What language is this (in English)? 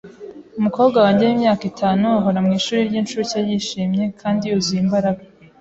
Kinyarwanda